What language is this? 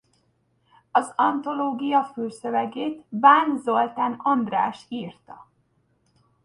Hungarian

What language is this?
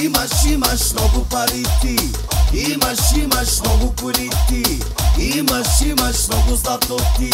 Arabic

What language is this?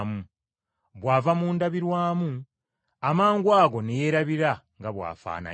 Ganda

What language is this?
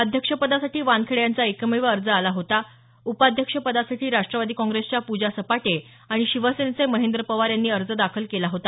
Marathi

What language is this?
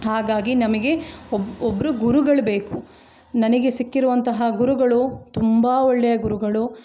Kannada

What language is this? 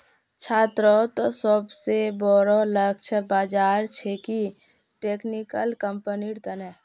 Magahi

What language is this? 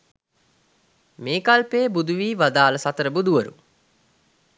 Sinhala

